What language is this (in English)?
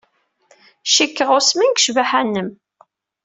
Kabyle